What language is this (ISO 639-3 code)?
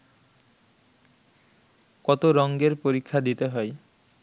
ben